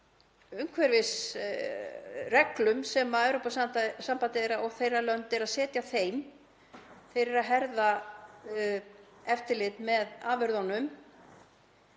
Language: Icelandic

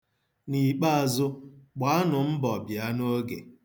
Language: Igbo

